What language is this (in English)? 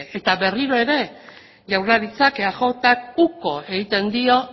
Basque